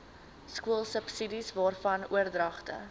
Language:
Afrikaans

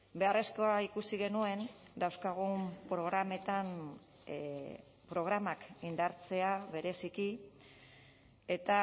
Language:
Basque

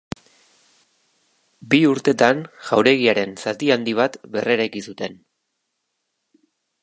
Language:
Basque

